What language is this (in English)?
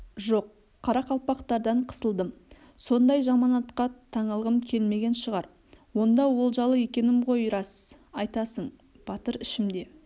Kazakh